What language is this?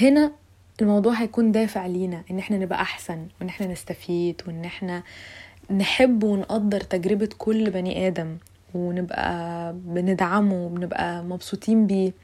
Arabic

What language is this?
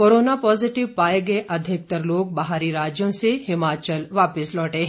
Hindi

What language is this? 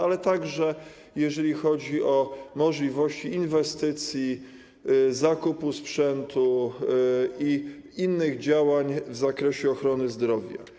Polish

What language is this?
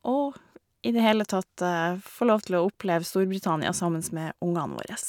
Norwegian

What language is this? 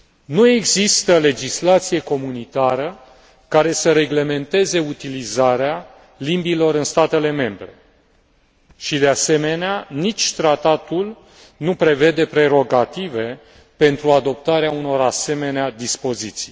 Romanian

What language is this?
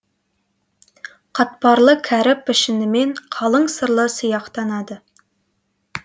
Kazakh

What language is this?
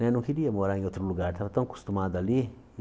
Portuguese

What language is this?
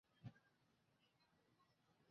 Chinese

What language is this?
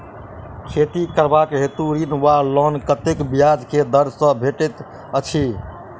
Maithili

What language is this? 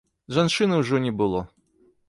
Belarusian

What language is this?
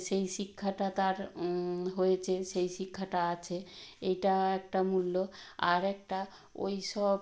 Bangla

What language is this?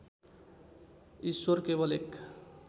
Nepali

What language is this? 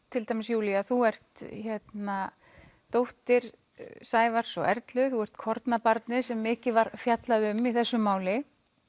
Icelandic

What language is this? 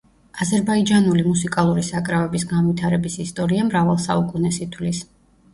Georgian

